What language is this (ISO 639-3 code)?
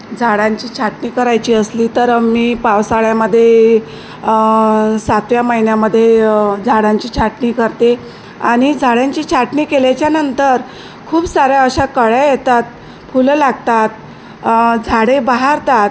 mar